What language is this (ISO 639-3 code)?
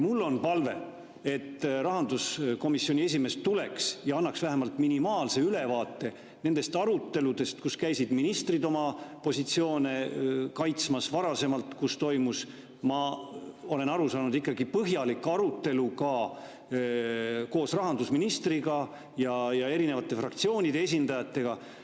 est